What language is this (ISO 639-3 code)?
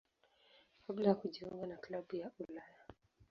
swa